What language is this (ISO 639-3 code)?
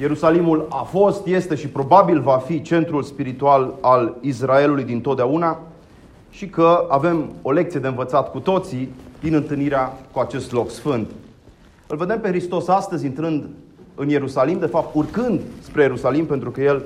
ron